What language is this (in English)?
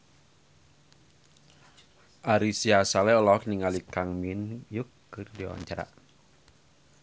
Sundanese